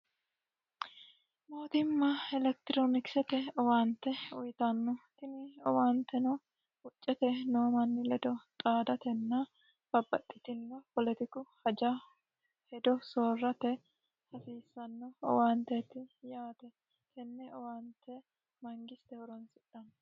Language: Sidamo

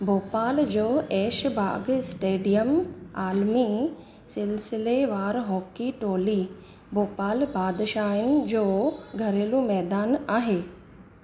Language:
Sindhi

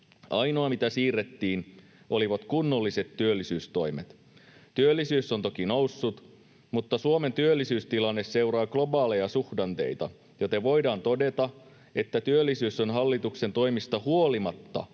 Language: Finnish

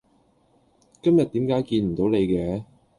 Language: Cantonese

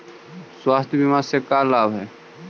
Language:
Magahi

